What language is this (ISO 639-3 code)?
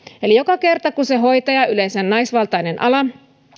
fin